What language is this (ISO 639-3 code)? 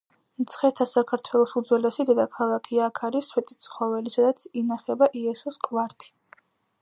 kat